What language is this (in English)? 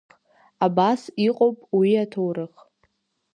Abkhazian